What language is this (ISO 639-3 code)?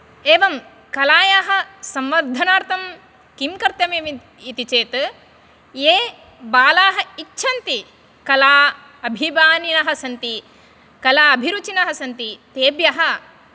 san